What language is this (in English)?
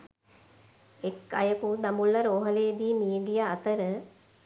Sinhala